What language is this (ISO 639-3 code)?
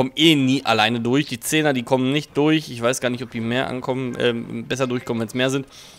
deu